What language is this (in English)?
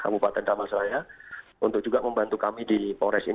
Indonesian